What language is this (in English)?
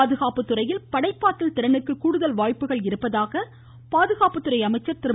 Tamil